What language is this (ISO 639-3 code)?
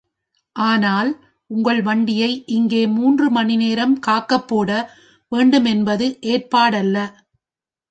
tam